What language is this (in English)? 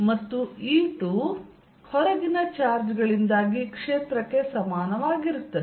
Kannada